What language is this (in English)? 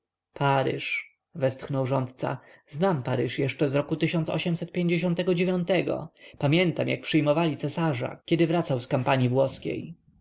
Polish